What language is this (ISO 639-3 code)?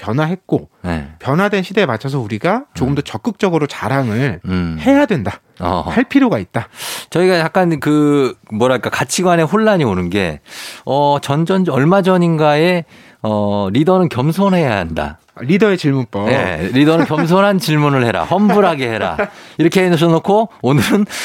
kor